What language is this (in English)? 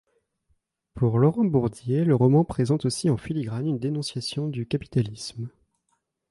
French